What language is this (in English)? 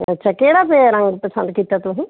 Punjabi